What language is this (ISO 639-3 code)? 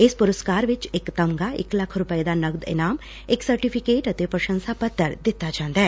pan